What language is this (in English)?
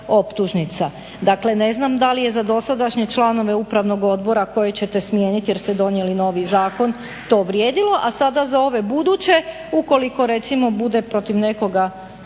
Croatian